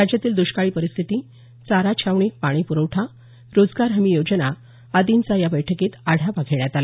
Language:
Marathi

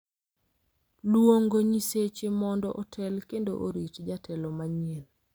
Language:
Luo (Kenya and Tanzania)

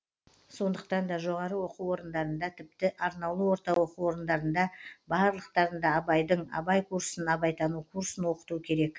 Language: Kazakh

